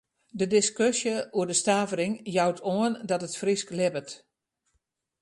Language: Western Frisian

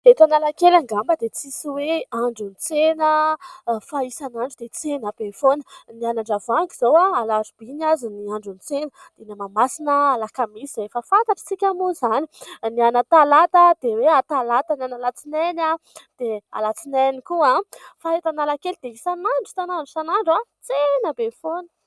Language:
Malagasy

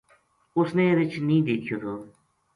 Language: Gujari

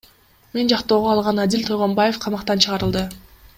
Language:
Kyrgyz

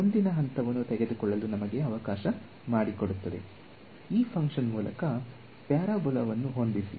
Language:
Kannada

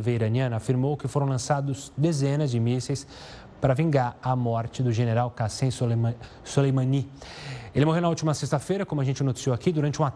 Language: Portuguese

